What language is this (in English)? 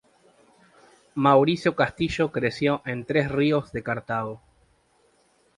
Spanish